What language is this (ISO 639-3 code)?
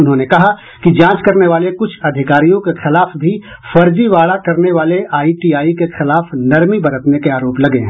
hin